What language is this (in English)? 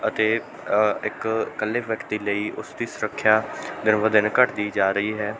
Punjabi